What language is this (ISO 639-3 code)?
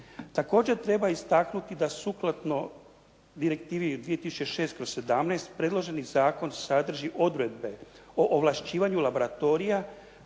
hrv